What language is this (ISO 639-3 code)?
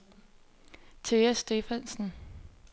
dan